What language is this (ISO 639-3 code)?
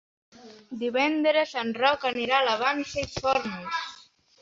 cat